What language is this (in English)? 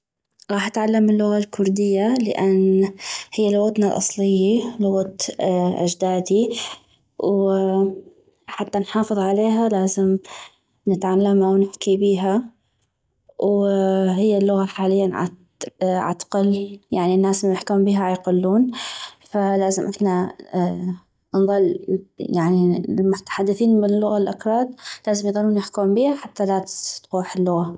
North Mesopotamian Arabic